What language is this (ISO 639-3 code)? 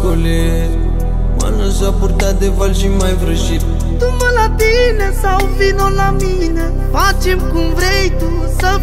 ron